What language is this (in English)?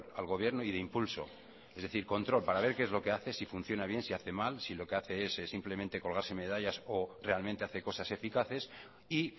Spanish